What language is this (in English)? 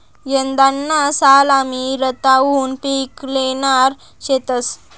Marathi